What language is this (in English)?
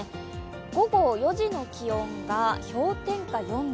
Japanese